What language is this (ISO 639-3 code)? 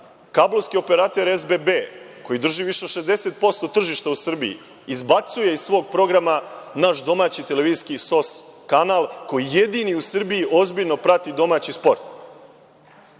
srp